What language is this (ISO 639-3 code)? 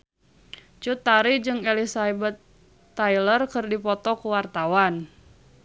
sun